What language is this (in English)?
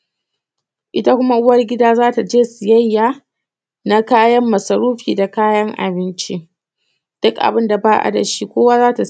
Hausa